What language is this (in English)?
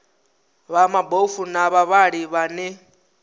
Venda